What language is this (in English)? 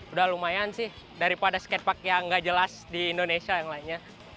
Indonesian